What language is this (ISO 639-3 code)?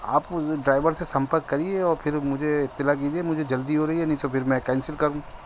urd